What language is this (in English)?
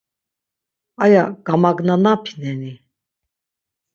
Laz